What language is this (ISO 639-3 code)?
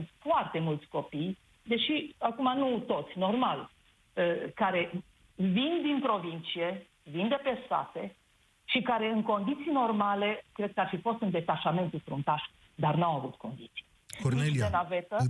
ron